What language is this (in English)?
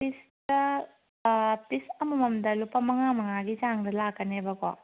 Manipuri